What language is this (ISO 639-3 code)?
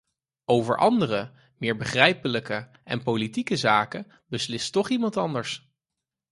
nld